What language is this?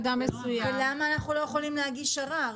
Hebrew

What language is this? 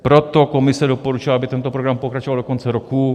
Czech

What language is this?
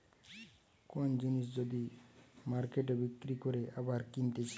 Bangla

